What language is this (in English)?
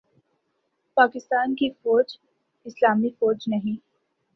Urdu